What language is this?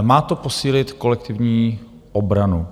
Czech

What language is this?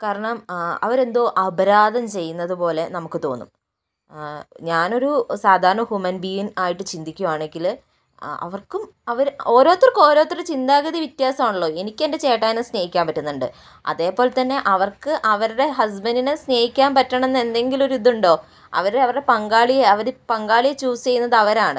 Malayalam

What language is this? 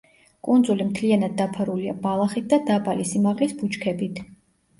Georgian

